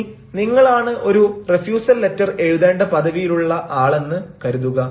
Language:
Malayalam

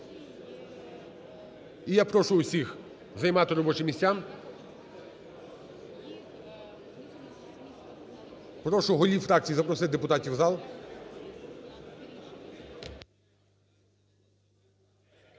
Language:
Ukrainian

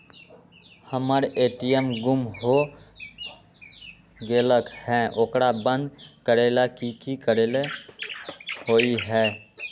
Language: Magahi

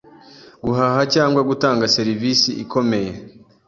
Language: Kinyarwanda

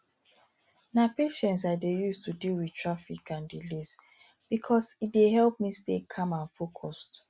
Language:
Nigerian Pidgin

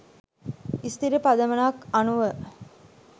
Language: Sinhala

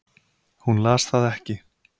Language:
Icelandic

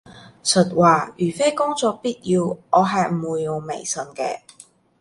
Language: Cantonese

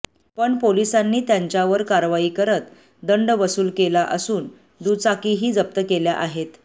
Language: Marathi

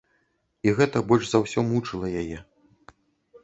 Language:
Belarusian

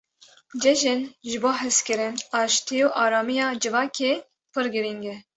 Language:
Kurdish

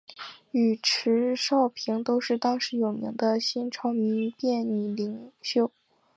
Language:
Chinese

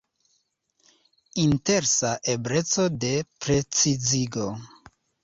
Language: Esperanto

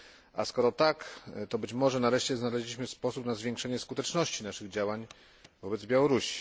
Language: Polish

